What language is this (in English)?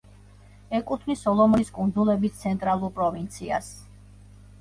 Georgian